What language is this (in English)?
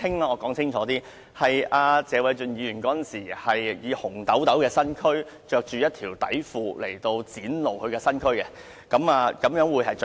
Cantonese